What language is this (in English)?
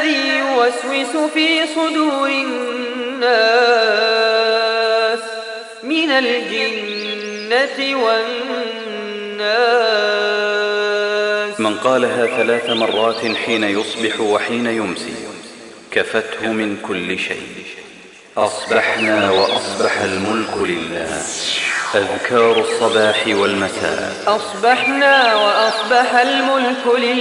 Arabic